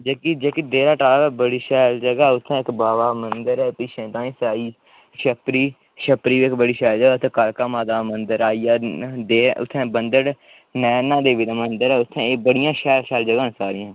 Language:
Dogri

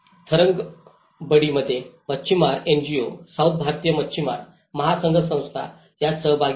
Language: Marathi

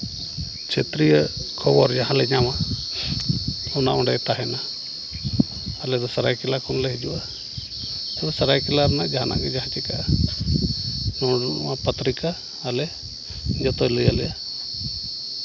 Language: Santali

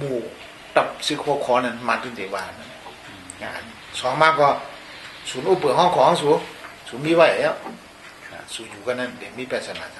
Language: Thai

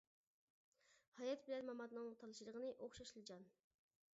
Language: Uyghur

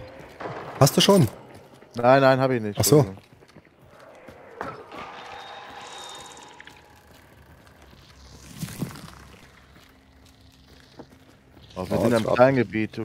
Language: German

